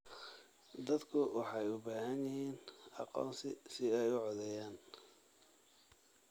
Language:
Somali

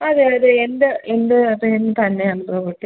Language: Malayalam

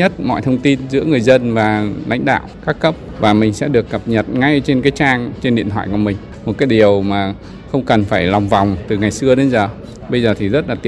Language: Vietnamese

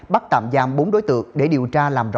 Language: Vietnamese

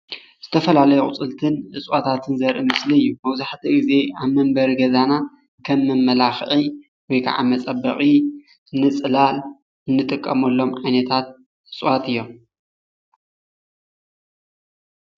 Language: Tigrinya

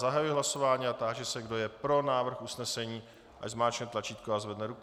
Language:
Czech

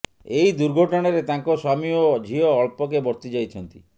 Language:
Odia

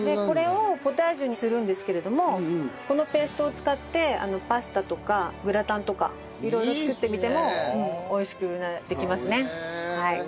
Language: Japanese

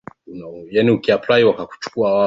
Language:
Swahili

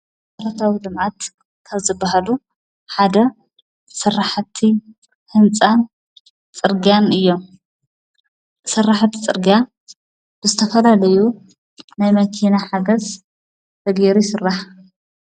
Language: Tigrinya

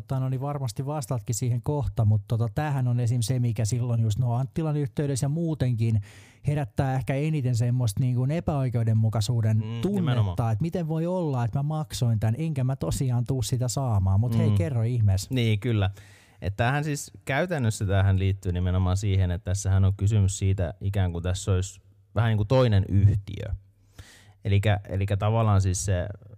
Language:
Finnish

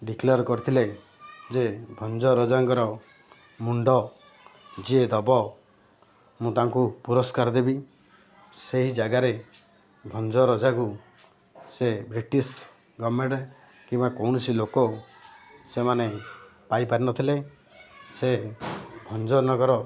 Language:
Odia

